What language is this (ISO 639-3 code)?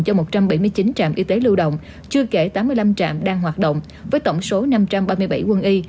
vie